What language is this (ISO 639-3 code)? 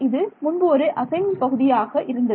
tam